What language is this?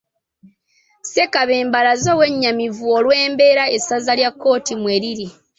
Ganda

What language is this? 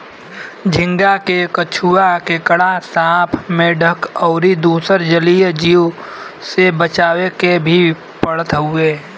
Bhojpuri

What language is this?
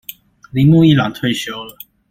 Chinese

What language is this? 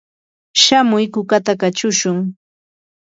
Yanahuanca Pasco Quechua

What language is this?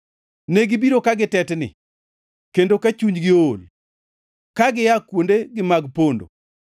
Luo (Kenya and Tanzania)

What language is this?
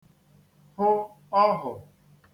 Igbo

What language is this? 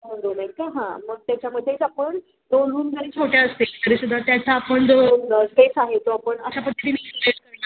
Marathi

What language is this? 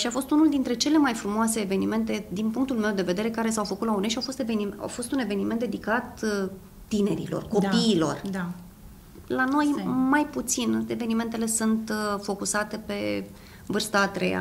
Romanian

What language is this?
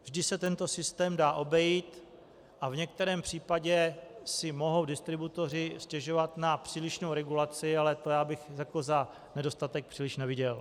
Czech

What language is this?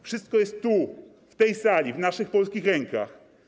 Polish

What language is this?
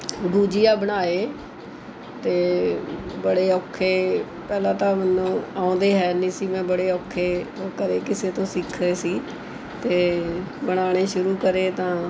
Punjabi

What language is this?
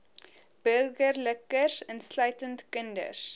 Afrikaans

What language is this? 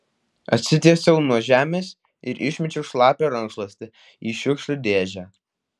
Lithuanian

